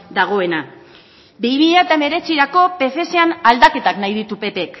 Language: Basque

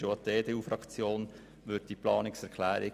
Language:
Swiss German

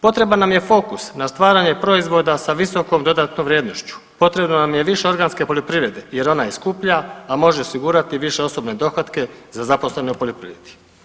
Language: Croatian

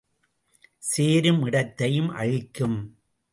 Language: Tamil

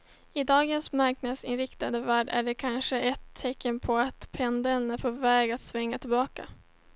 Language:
Swedish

